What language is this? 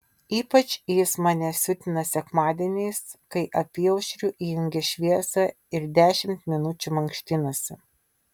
Lithuanian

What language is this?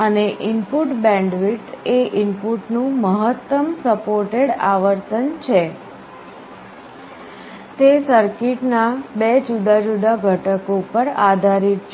Gujarati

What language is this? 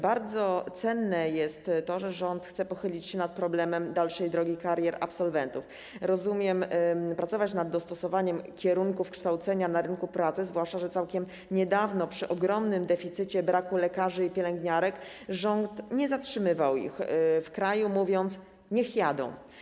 Polish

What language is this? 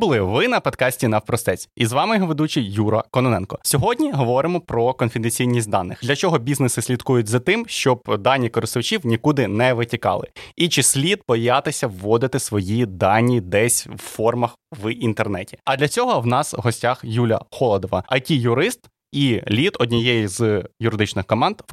Ukrainian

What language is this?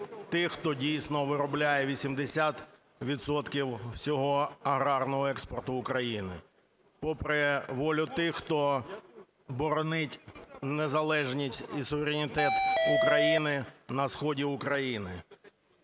Ukrainian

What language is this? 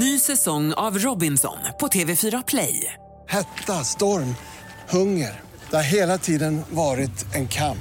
Swedish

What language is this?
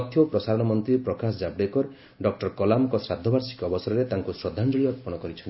Odia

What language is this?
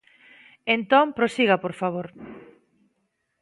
Galician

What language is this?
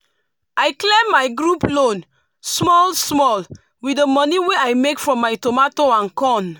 Nigerian Pidgin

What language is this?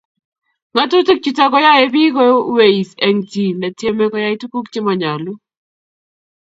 Kalenjin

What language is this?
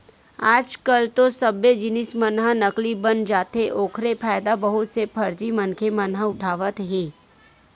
Chhattisgarhi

